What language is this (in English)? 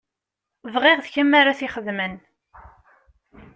Kabyle